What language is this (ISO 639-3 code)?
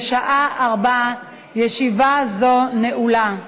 heb